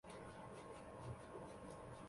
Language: Chinese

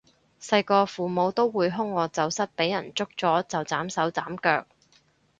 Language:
Cantonese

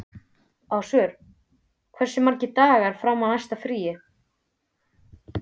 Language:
Icelandic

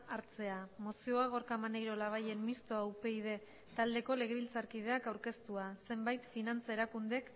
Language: Basque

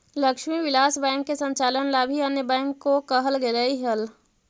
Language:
Magahi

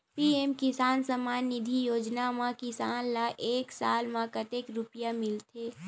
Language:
Chhattisgarhi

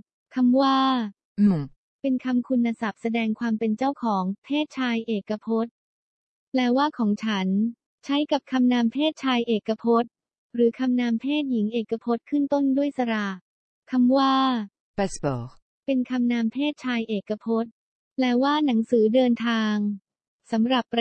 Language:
Thai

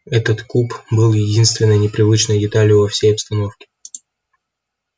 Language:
Russian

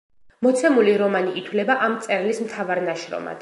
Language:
Georgian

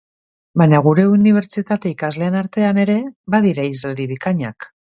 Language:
Basque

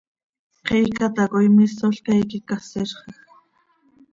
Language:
Seri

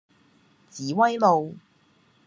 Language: Cantonese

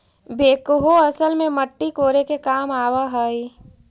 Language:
Magahi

